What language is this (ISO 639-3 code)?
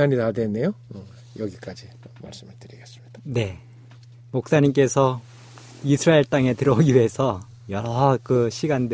kor